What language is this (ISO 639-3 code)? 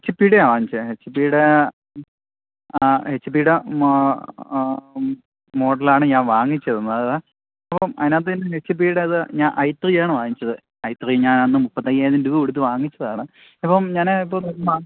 mal